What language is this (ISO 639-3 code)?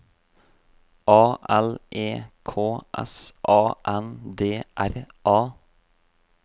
nor